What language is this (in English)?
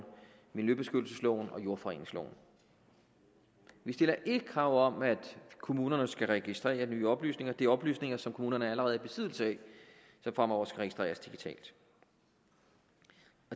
Danish